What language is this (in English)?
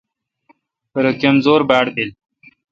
Kalkoti